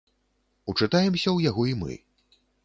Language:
Belarusian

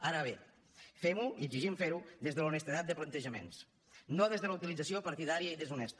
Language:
Catalan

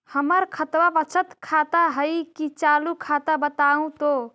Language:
Magahi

